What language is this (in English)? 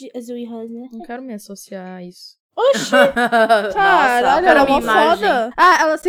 Portuguese